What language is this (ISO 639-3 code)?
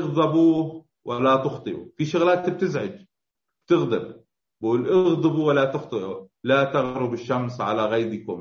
ara